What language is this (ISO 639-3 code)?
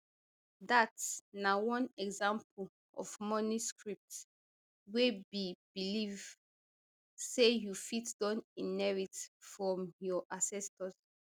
pcm